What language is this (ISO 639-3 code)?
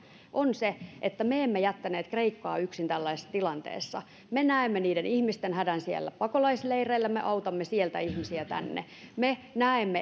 fin